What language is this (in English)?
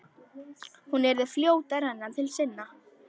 Icelandic